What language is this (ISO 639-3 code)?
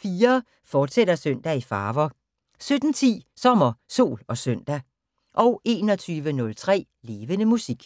dan